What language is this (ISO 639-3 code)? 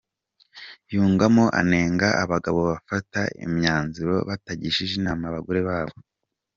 kin